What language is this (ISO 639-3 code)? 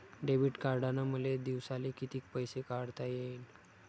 mar